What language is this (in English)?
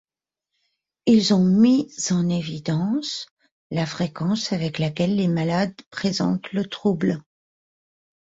French